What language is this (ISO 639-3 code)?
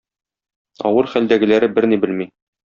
tat